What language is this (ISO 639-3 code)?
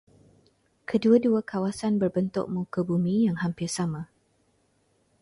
msa